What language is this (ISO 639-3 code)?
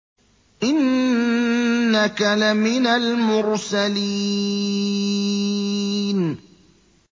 ara